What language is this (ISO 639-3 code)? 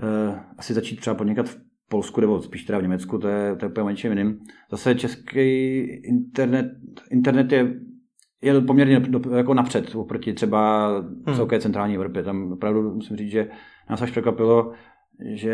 ces